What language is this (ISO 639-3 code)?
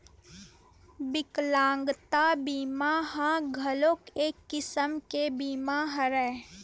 hne